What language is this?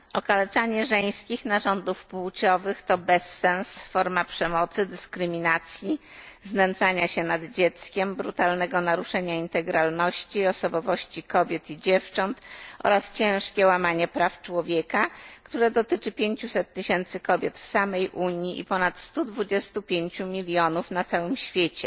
Polish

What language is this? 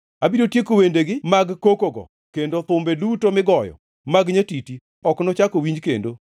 Luo (Kenya and Tanzania)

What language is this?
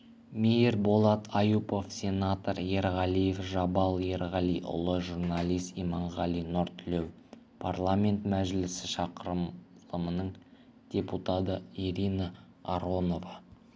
Kazakh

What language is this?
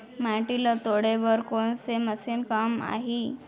Chhattisgarhi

